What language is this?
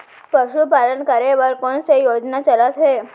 Chhattisgarhi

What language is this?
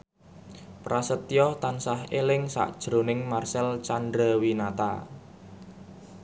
Javanese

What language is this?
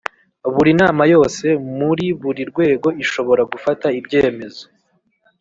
Kinyarwanda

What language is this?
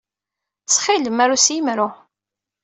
Kabyle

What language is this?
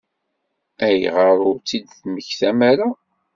Kabyle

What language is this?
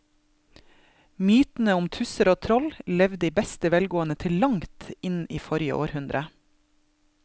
Norwegian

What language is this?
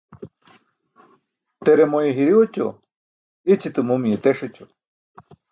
Burushaski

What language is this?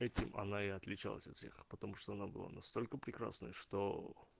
Russian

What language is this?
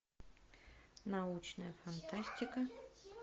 Russian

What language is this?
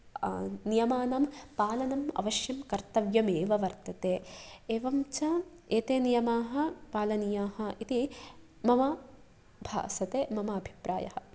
Sanskrit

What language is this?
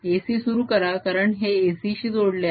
Marathi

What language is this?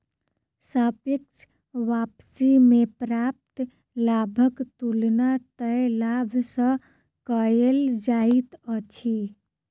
Maithili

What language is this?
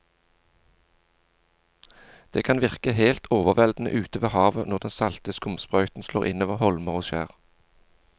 Norwegian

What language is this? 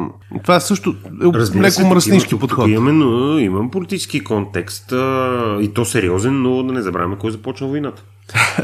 Bulgarian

